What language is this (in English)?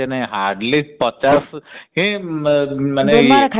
Odia